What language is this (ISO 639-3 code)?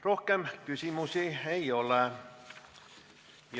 est